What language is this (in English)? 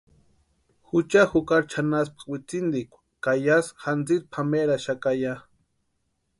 Western Highland Purepecha